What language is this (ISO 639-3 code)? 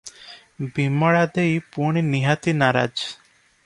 ori